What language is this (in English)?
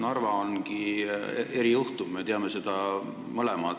Estonian